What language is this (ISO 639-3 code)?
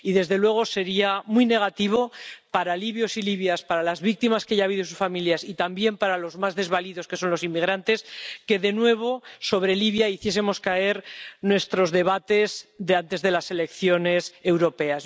spa